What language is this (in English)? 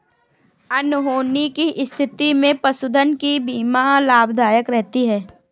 Hindi